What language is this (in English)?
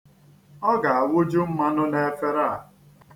Igbo